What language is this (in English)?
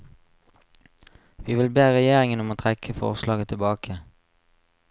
Norwegian